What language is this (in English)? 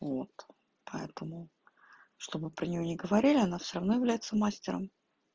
Russian